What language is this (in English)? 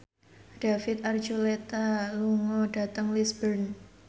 Javanese